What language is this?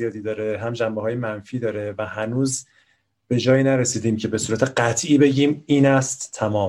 Persian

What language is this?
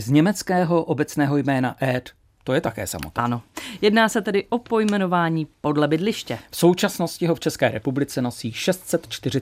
Czech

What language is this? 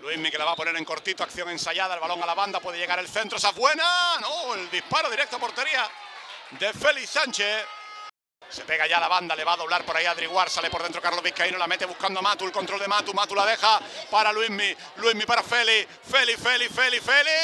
Spanish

